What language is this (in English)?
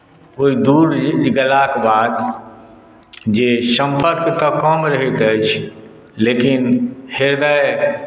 Maithili